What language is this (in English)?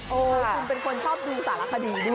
Thai